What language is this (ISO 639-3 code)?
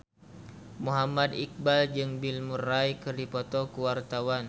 sun